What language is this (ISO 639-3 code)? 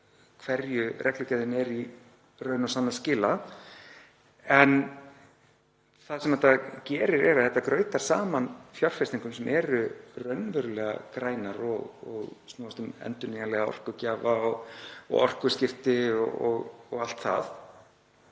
isl